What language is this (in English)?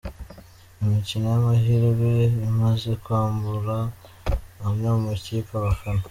Kinyarwanda